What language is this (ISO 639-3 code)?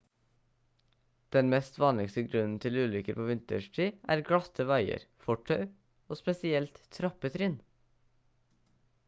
nob